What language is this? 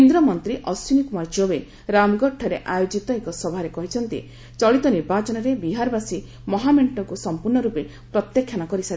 Odia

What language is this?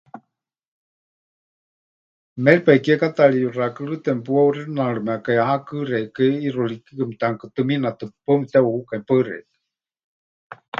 Huichol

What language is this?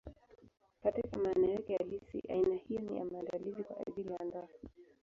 Swahili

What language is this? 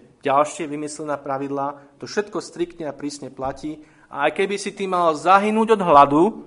Slovak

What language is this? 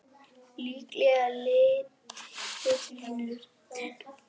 Icelandic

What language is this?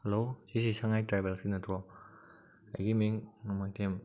Manipuri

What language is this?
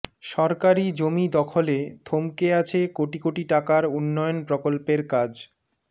Bangla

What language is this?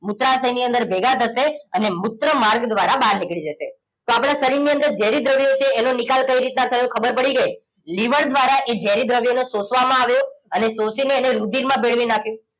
Gujarati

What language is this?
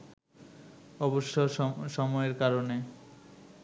Bangla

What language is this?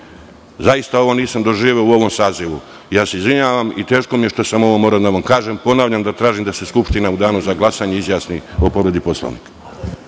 Serbian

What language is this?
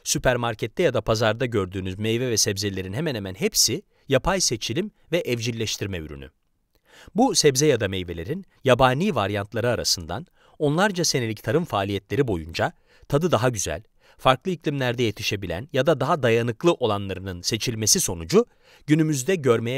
Turkish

